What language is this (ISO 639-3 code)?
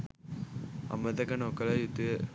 sin